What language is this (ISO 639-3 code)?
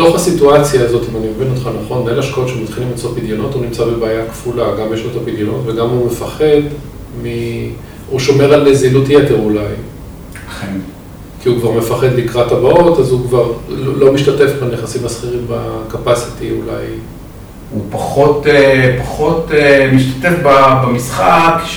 heb